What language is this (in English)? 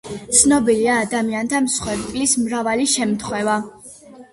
Georgian